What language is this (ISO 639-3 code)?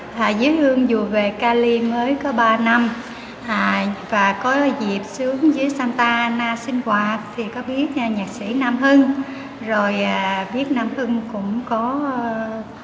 vie